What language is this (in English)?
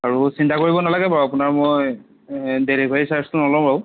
Assamese